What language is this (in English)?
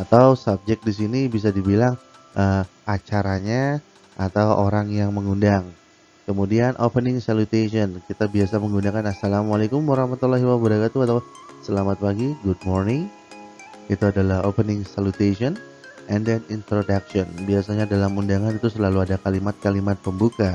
Indonesian